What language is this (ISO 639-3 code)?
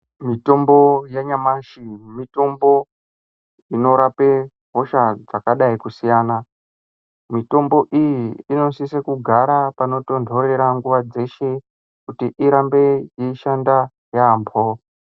ndc